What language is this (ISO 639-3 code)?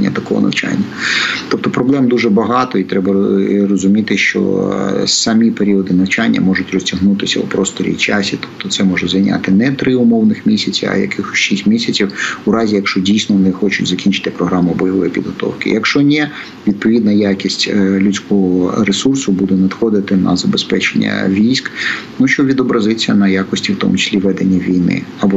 ukr